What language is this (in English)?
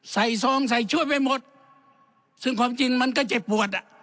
Thai